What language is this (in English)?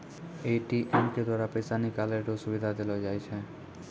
Maithili